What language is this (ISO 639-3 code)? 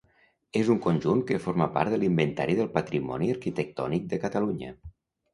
cat